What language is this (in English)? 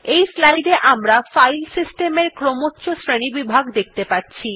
Bangla